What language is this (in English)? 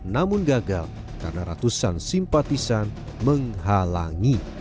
Indonesian